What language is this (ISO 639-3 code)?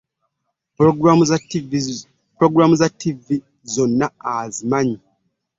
lug